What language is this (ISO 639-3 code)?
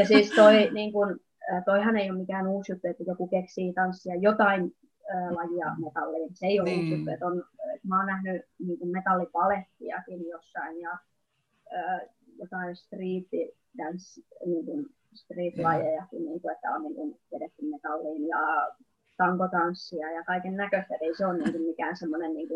fin